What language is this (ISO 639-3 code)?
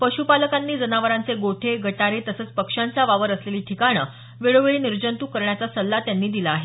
mar